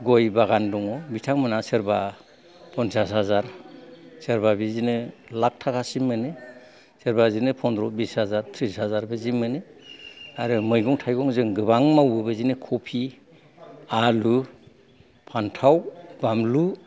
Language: Bodo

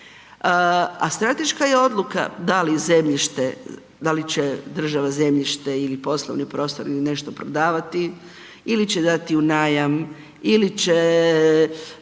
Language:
Croatian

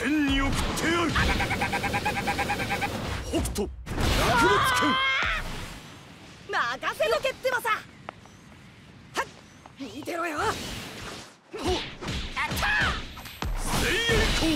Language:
Japanese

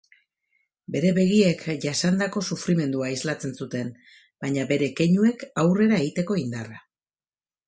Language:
Basque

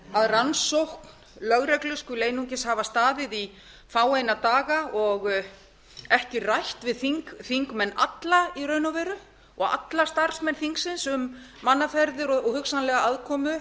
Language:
Icelandic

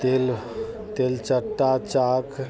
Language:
Maithili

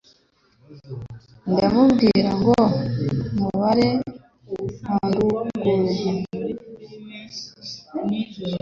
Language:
Kinyarwanda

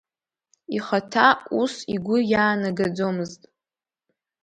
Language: Abkhazian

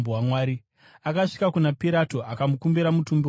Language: Shona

